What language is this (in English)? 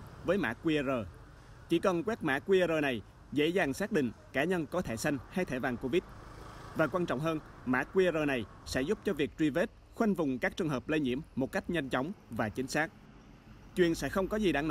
Vietnamese